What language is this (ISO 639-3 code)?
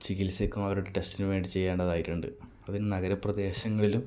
mal